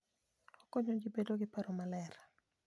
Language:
Luo (Kenya and Tanzania)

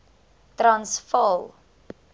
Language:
Afrikaans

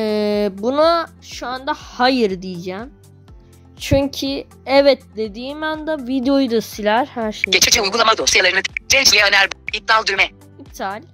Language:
Turkish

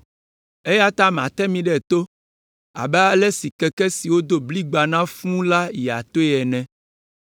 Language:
Ewe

